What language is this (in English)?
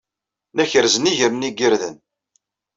Kabyle